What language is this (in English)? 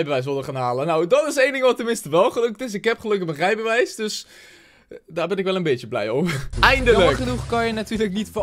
Dutch